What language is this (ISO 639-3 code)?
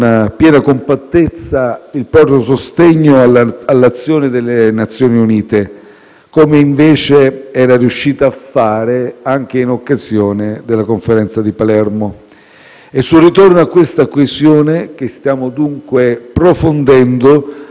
ita